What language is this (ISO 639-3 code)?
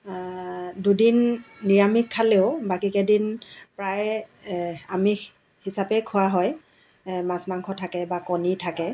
asm